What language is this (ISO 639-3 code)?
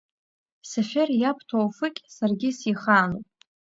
abk